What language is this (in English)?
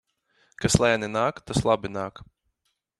Latvian